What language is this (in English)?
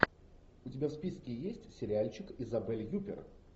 Russian